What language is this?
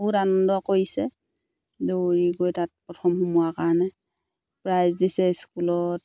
Assamese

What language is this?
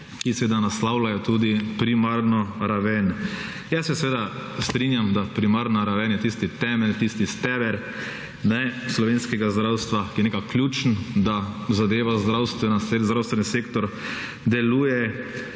Slovenian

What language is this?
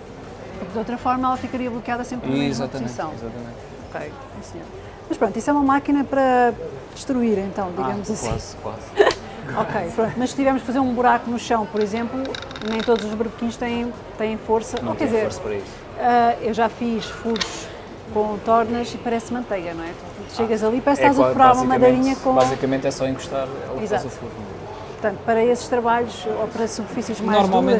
Portuguese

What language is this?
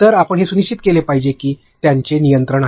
Marathi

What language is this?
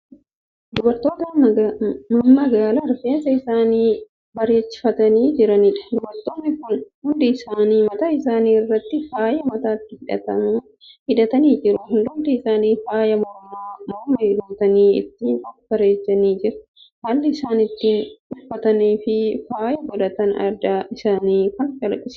Oromo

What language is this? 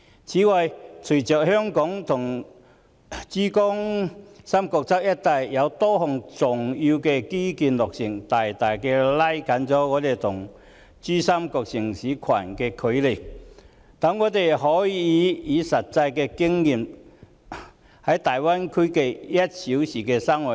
Cantonese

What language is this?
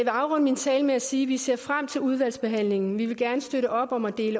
Danish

